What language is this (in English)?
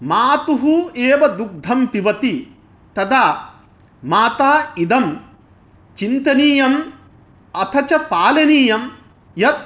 Sanskrit